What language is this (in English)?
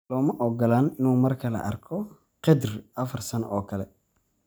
Somali